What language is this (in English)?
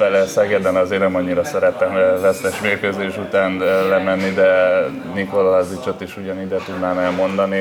Hungarian